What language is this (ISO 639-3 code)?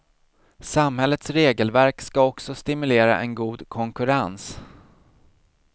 swe